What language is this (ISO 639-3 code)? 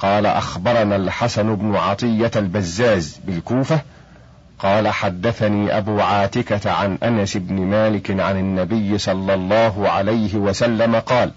ara